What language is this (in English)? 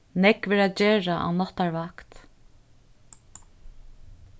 Faroese